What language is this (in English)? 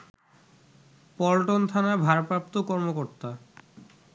Bangla